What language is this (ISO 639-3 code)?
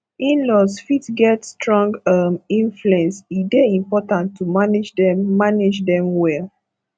pcm